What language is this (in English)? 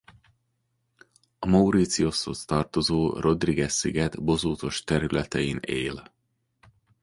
Hungarian